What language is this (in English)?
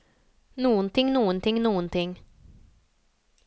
Norwegian